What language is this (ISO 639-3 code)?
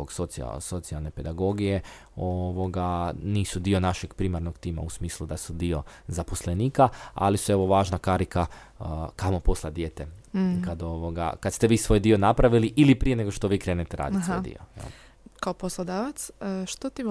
hrv